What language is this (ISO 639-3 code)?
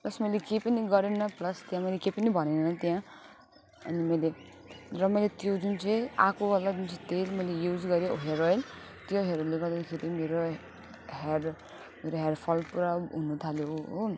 nep